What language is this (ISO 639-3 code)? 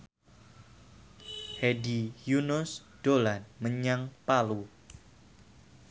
jav